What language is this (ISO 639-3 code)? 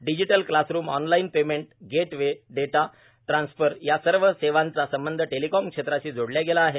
mar